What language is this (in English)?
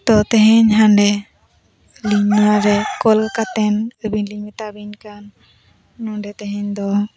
Santali